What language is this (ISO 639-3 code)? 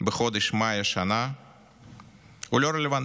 heb